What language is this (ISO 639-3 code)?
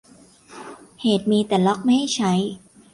tha